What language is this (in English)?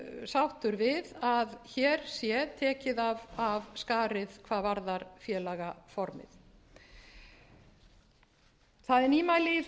Icelandic